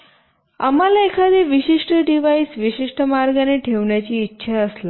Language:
Marathi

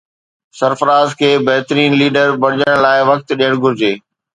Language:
Sindhi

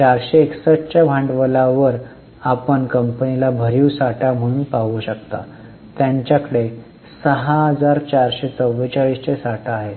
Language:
Marathi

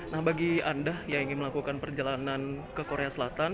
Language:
Indonesian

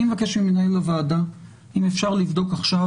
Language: Hebrew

